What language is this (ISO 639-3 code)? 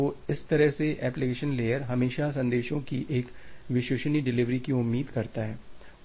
hin